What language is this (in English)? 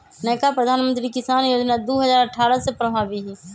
Magahi